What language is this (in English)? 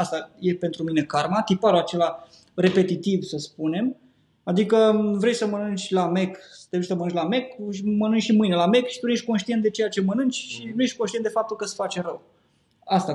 Romanian